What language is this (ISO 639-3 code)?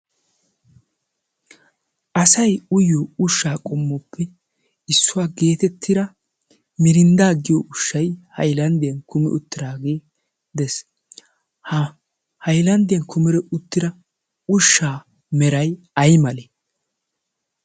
wal